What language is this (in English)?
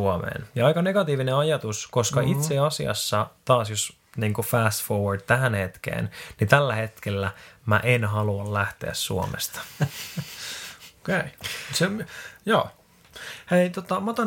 Finnish